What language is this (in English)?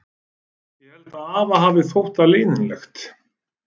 Icelandic